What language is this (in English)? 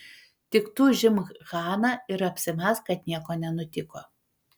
Lithuanian